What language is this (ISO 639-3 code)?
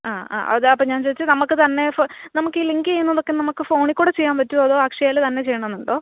mal